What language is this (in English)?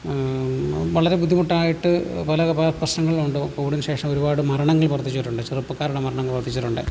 Malayalam